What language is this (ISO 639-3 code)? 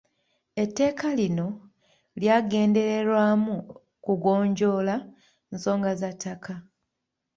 lug